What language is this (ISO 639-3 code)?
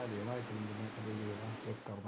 pan